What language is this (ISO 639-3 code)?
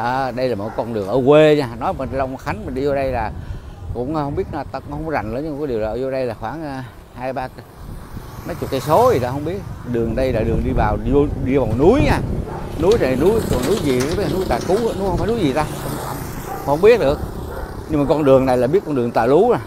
vie